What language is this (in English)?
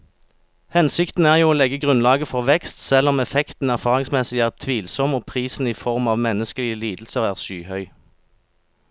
Norwegian